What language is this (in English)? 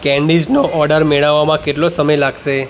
Gujarati